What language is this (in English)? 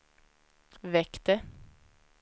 Swedish